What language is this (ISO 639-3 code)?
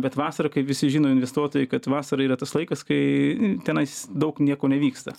lit